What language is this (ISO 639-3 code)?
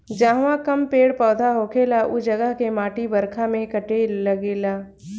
bho